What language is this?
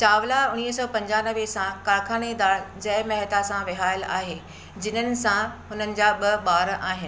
Sindhi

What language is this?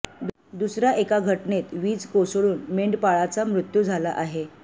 Marathi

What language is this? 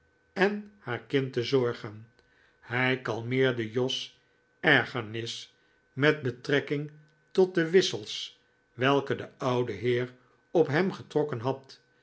Dutch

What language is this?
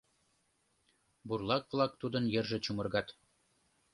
Mari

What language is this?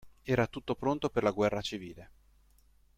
Italian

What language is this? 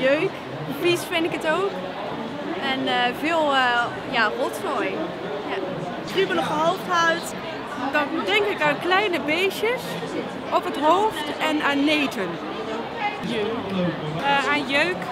Dutch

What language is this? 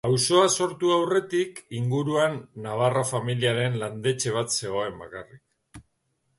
Basque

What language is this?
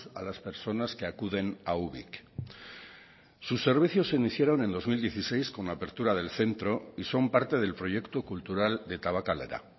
Spanish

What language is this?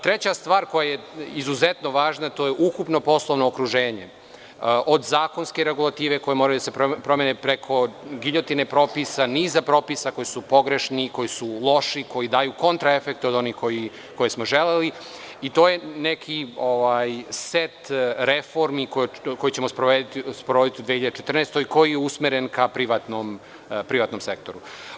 Serbian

